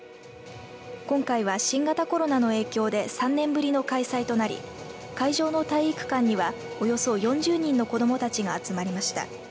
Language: Japanese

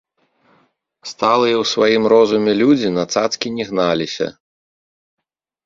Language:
Belarusian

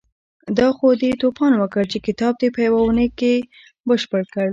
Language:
Pashto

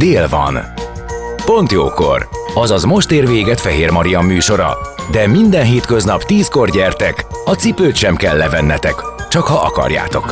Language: Hungarian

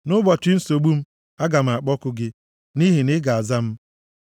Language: Igbo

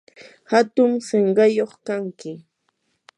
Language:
Yanahuanca Pasco Quechua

